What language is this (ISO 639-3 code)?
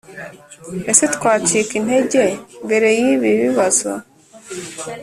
kin